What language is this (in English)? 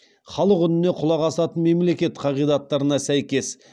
Kazakh